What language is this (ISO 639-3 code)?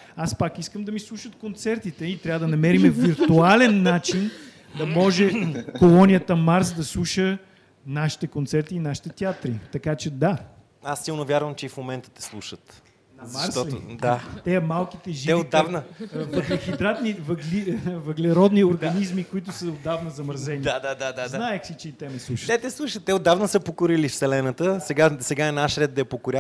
bul